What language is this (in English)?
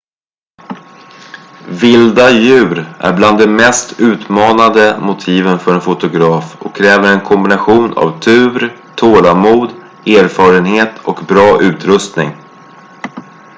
Swedish